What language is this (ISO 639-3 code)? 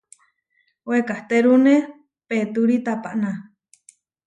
var